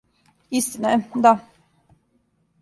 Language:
Serbian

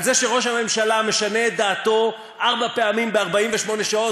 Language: Hebrew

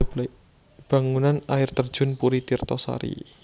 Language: Javanese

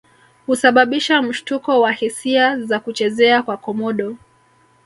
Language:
Swahili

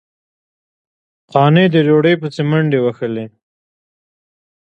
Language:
Pashto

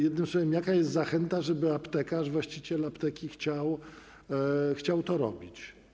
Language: Polish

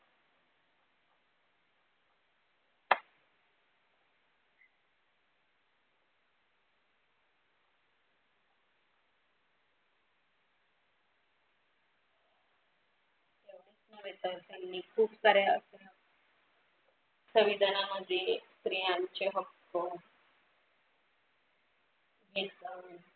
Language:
Marathi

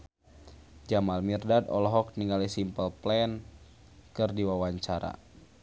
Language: Sundanese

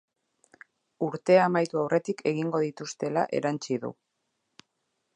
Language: Basque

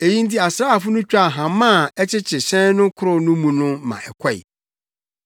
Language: Akan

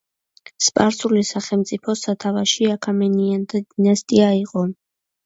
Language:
Georgian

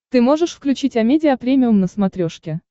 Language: Russian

